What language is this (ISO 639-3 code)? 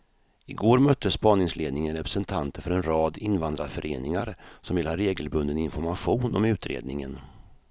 swe